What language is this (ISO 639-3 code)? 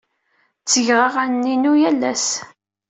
kab